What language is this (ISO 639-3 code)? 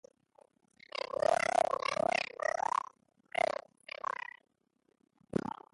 eus